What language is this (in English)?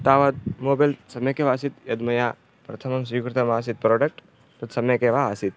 Sanskrit